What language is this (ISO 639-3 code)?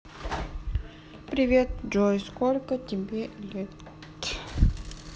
rus